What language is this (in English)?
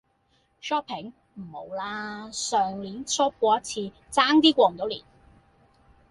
Cantonese